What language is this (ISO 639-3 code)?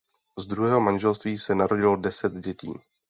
ces